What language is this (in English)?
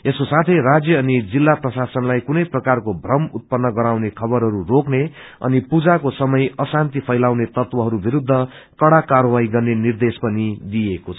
Nepali